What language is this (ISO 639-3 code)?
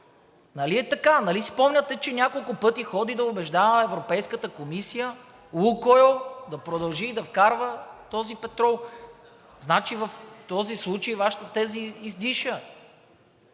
bul